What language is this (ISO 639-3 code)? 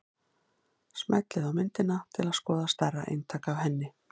isl